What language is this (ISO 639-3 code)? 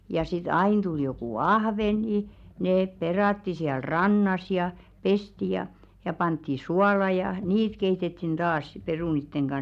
fin